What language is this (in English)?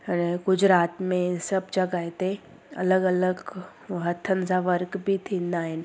Sindhi